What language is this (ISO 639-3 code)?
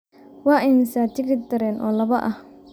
som